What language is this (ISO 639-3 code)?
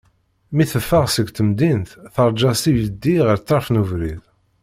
kab